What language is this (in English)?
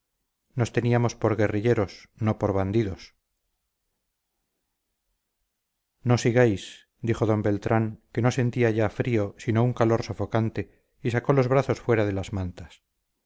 Spanish